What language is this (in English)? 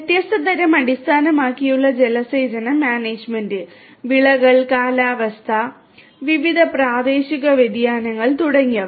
Malayalam